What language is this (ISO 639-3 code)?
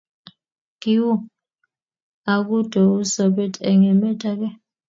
kln